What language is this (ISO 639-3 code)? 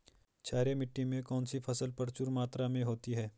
hin